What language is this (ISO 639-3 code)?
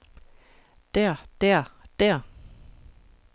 dan